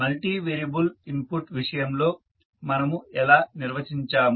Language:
Telugu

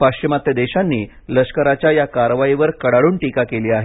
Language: Marathi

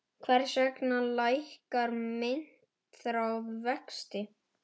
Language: Icelandic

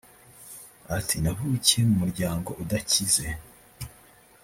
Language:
Kinyarwanda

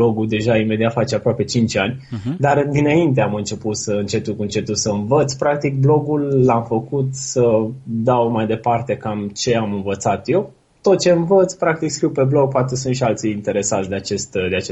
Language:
Romanian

